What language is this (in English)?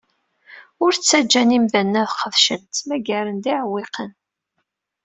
Kabyle